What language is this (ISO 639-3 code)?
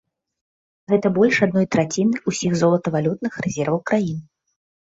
bel